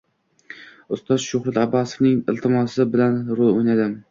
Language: Uzbek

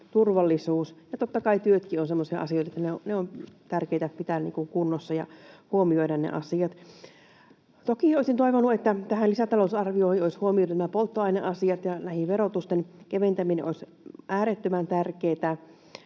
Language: Finnish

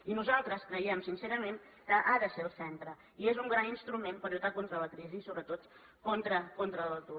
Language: Catalan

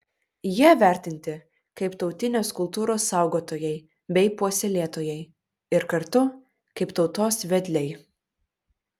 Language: Lithuanian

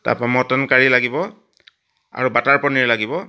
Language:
Assamese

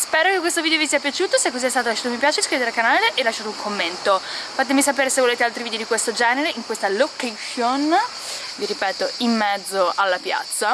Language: Italian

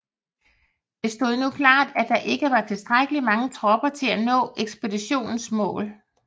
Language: Danish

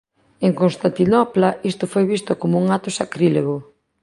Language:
Galician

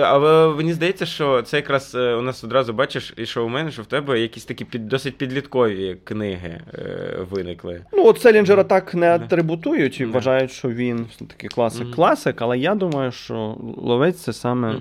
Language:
Ukrainian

